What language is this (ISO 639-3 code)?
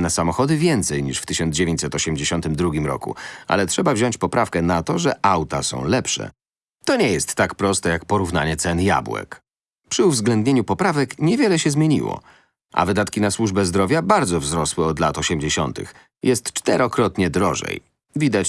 pol